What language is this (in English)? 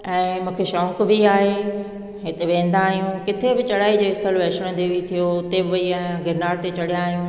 Sindhi